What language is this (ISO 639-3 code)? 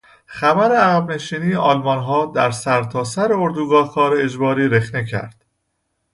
fas